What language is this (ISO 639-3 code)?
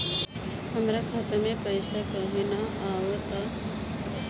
bho